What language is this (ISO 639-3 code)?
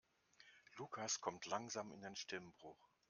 deu